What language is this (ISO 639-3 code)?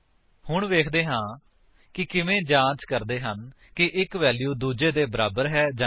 pan